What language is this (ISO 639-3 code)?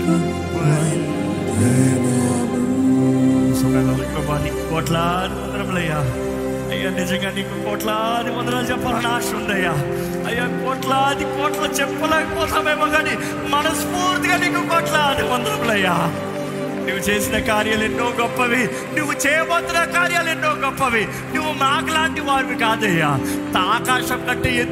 tel